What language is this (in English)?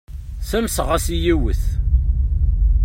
Kabyle